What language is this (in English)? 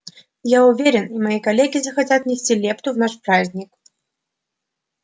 Russian